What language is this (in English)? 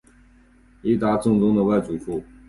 Chinese